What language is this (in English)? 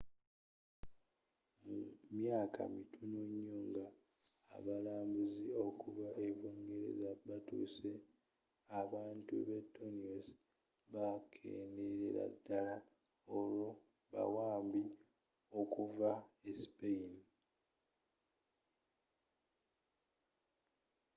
Ganda